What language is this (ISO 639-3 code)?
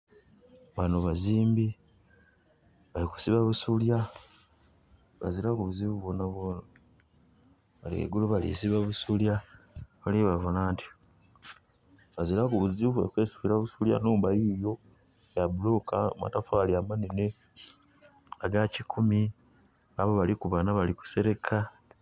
xog